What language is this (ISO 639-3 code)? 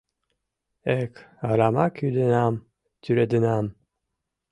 chm